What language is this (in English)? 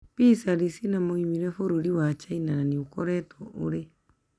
Kikuyu